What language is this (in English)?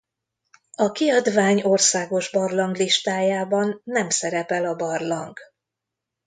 Hungarian